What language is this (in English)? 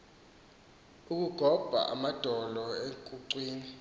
Xhosa